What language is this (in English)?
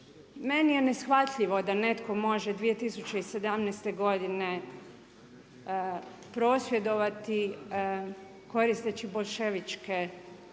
Croatian